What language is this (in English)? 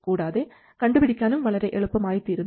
Malayalam